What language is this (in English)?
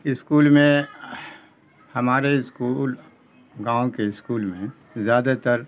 Urdu